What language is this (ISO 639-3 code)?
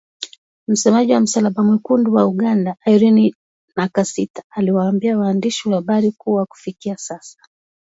swa